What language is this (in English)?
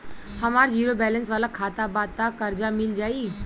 Bhojpuri